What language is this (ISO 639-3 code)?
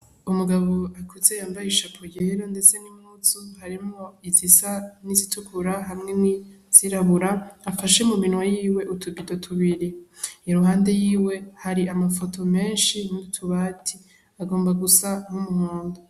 run